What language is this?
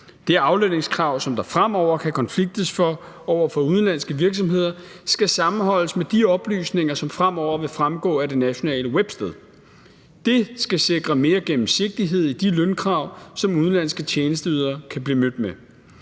Danish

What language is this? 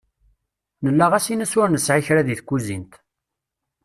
Kabyle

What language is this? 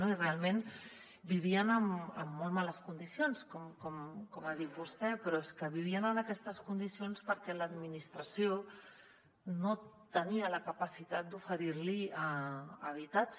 Catalan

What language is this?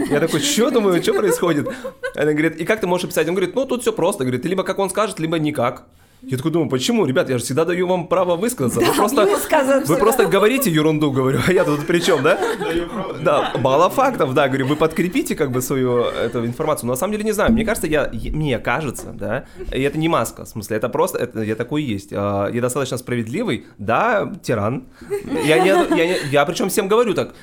Russian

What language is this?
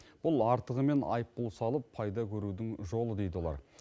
Kazakh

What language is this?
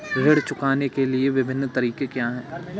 Hindi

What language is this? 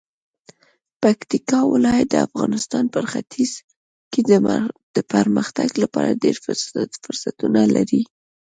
Pashto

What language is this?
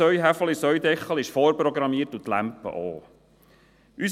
Swiss German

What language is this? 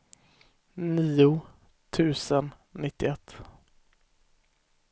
Swedish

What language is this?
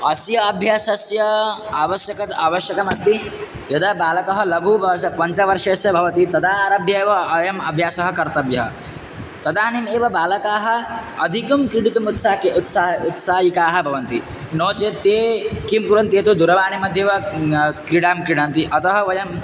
Sanskrit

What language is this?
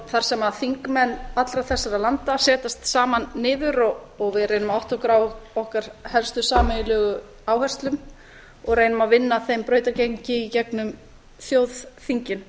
Icelandic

